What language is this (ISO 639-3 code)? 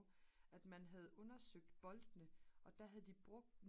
dan